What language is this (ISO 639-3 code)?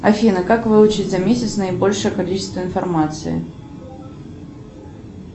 rus